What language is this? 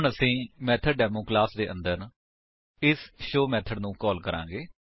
Punjabi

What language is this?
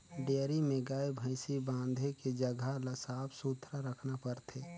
Chhattisgarhi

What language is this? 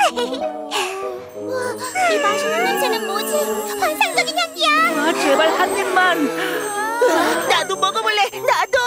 Korean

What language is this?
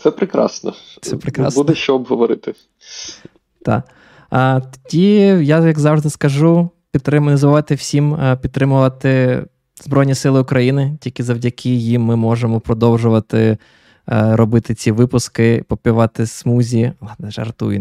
Ukrainian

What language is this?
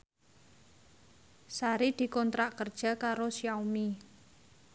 Javanese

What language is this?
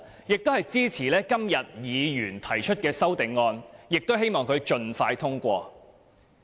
Cantonese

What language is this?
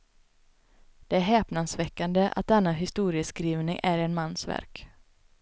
Swedish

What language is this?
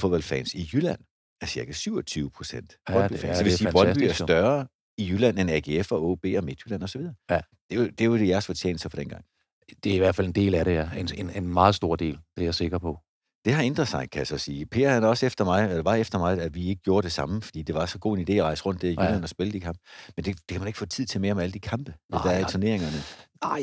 Danish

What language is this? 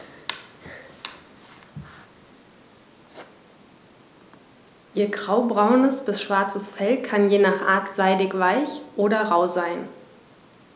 German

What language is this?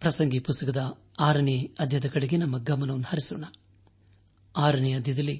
Kannada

